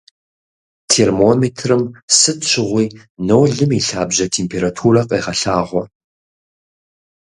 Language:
Kabardian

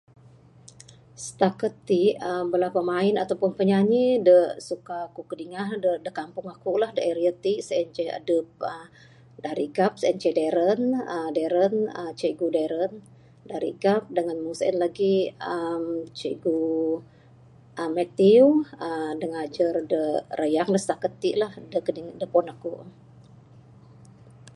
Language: Bukar-Sadung Bidayuh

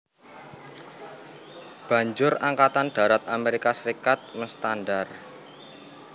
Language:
Javanese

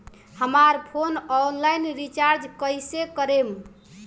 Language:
Bhojpuri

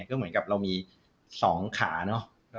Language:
Thai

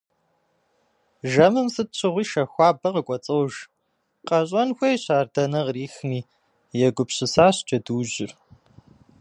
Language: Kabardian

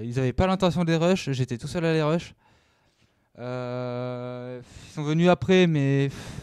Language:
French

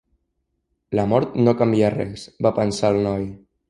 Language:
Catalan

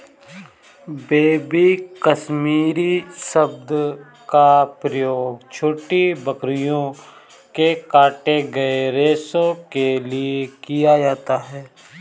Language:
Hindi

